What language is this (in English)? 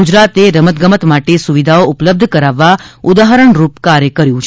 Gujarati